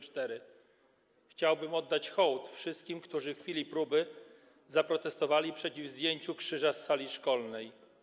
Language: Polish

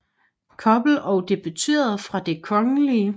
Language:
Danish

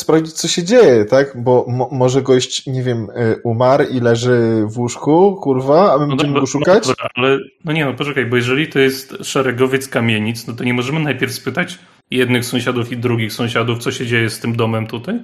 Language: Polish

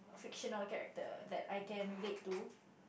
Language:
English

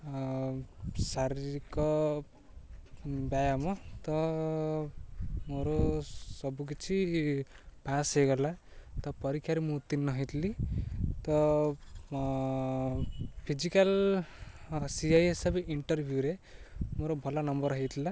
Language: Odia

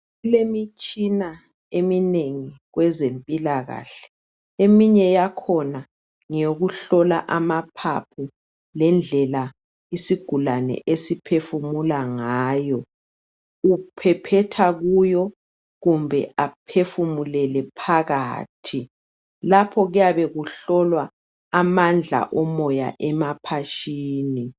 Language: North Ndebele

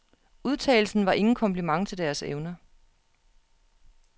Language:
Danish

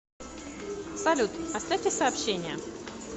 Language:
Russian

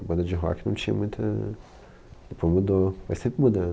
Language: Portuguese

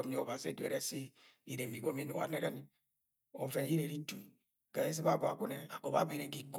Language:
Agwagwune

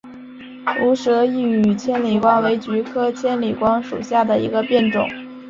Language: Chinese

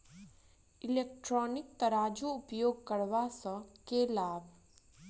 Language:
Maithili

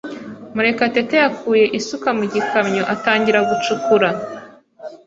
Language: Kinyarwanda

